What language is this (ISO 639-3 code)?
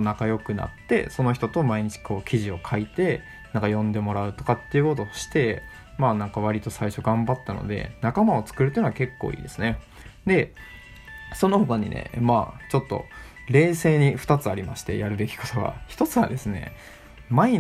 jpn